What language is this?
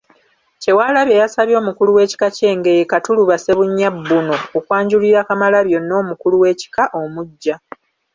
Ganda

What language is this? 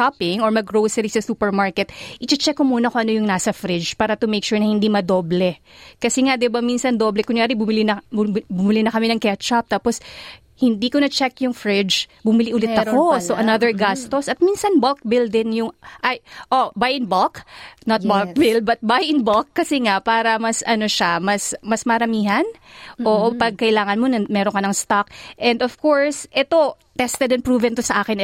Filipino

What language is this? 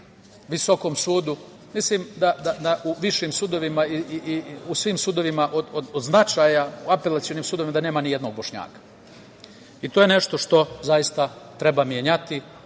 Serbian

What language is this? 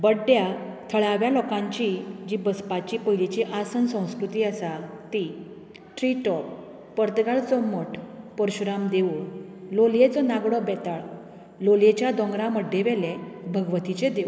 Konkani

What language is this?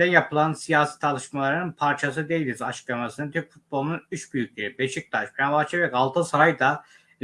Turkish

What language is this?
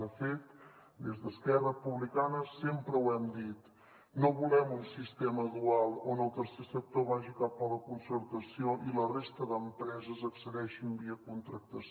Catalan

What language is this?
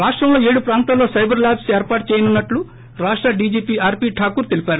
Telugu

